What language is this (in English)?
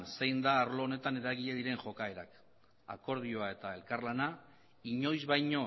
Basque